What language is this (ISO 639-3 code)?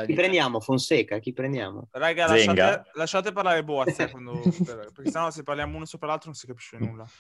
ita